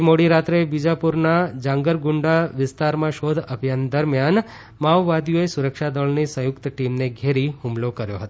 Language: Gujarati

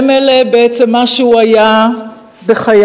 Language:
Hebrew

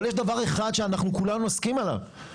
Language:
Hebrew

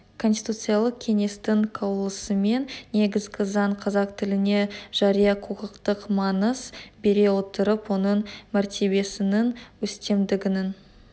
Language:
Kazakh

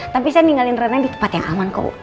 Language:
Indonesian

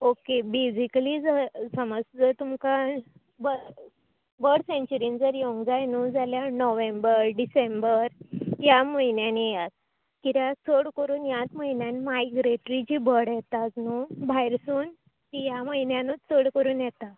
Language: Konkani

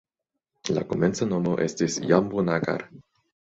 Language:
Esperanto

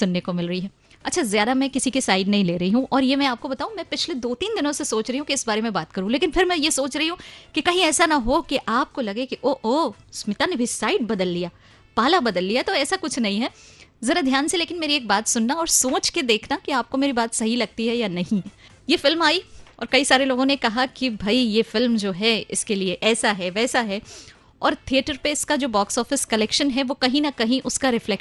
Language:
Hindi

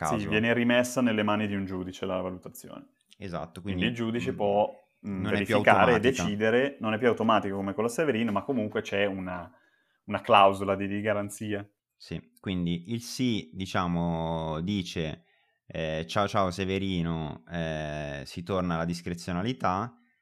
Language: Italian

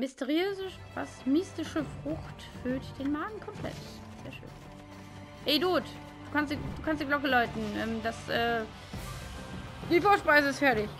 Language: German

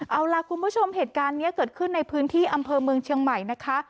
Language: Thai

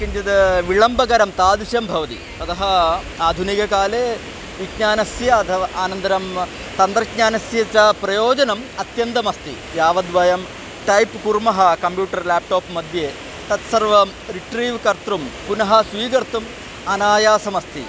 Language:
Sanskrit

